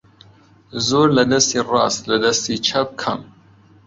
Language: Central Kurdish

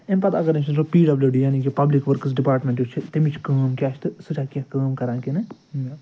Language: Kashmiri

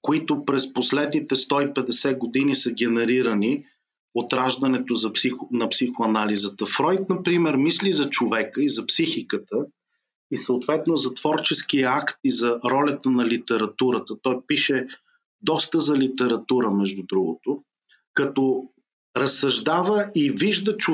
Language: Bulgarian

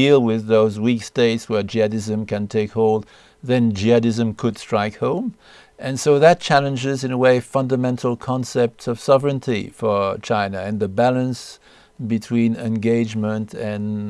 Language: English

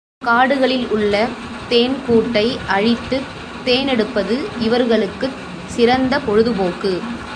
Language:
Tamil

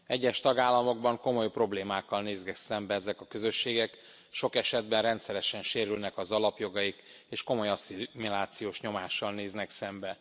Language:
Hungarian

